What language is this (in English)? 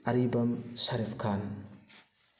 Manipuri